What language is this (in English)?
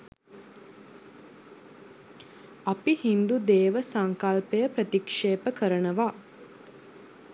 Sinhala